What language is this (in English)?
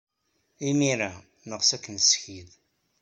Kabyle